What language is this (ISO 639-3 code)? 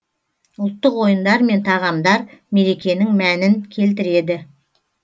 kaz